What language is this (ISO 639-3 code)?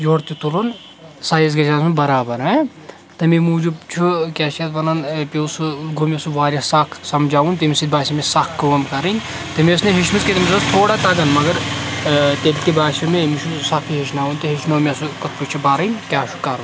kas